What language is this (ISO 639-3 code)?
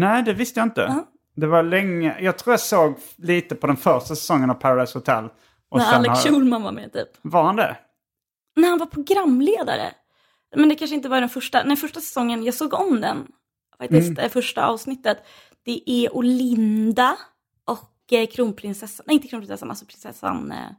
swe